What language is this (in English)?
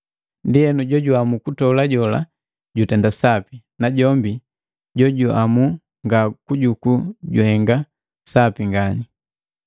Matengo